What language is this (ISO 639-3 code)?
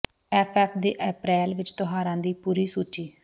pan